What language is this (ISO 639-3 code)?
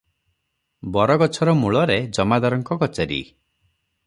ori